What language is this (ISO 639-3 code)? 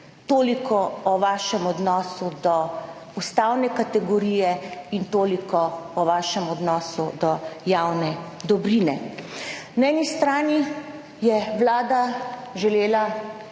slv